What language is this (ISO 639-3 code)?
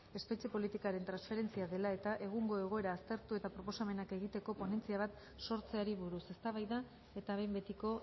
eus